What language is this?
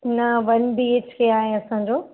Sindhi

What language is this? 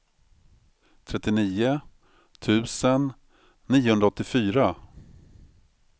Swedish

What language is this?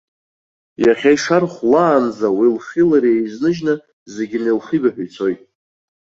Abkhazian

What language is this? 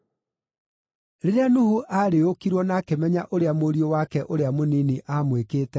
Kikuyu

